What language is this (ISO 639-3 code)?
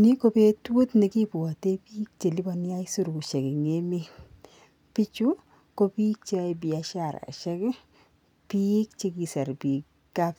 kln